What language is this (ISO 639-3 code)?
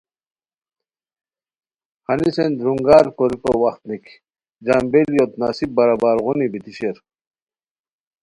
khw